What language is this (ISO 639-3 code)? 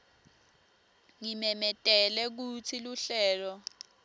ssw